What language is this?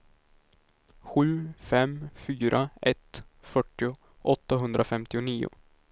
Swedish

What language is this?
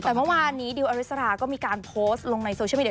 Thai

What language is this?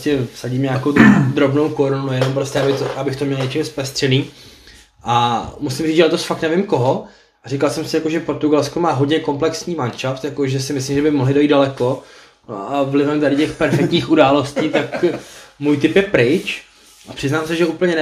Czech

